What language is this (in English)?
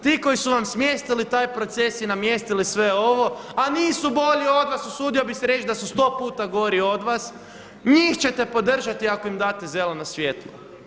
Croatian